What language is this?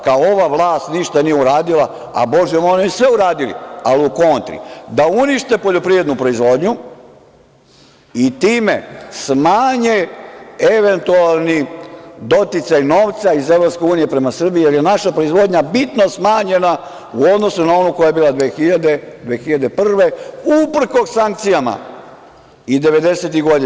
Serbian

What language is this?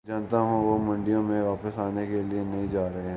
Urdu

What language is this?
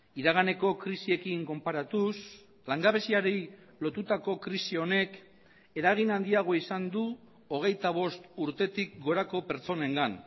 Basque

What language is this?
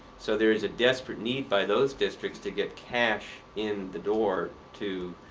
English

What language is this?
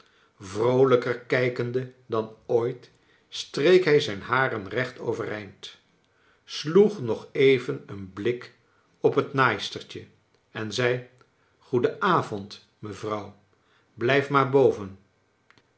Dutch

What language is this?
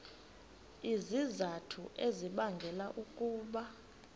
Xhosa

